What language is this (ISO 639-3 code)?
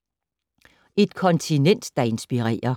dan